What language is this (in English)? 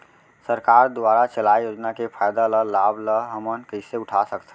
Chhattisgarhi